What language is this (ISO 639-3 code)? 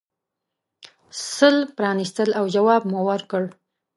pus